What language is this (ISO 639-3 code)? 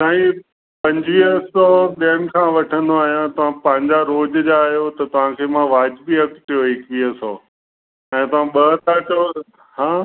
snd